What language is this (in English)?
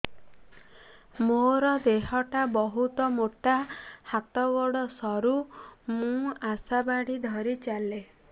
Odia